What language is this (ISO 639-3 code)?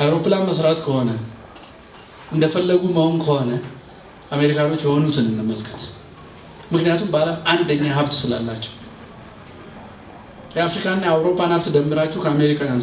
tur